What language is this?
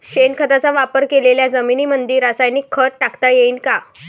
Marathi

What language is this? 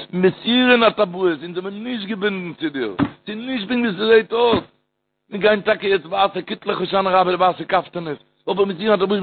Hebrew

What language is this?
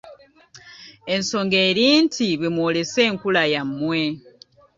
Ganda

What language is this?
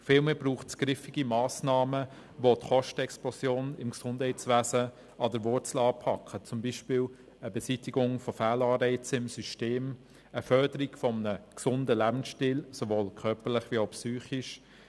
Swiss German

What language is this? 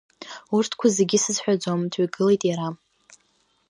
Abkhazian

